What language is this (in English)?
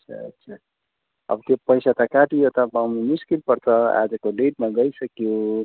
Nepali